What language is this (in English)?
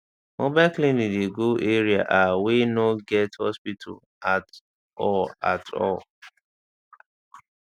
Nigerian Pidgin